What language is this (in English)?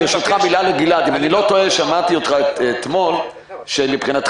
Hebrew